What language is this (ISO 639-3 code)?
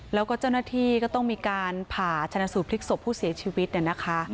tha